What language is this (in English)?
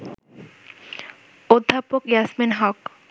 Bangla